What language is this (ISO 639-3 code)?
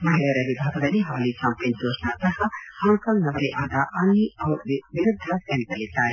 kan